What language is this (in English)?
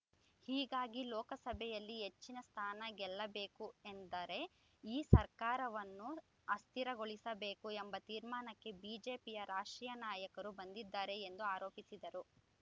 Kannada